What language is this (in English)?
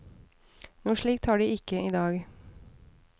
Norwegian